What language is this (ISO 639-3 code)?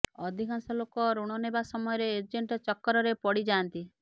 ori